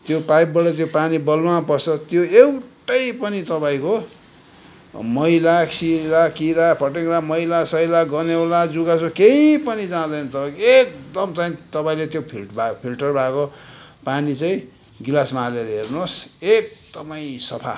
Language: Nepali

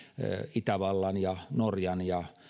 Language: Finnish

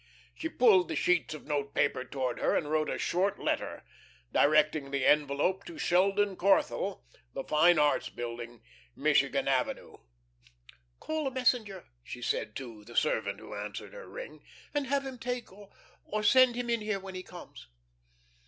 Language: English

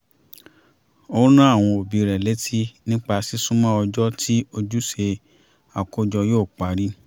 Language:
Yoruba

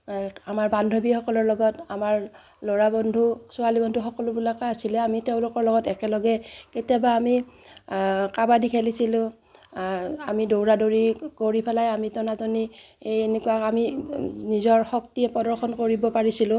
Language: Assamese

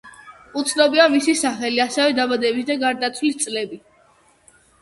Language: Georgian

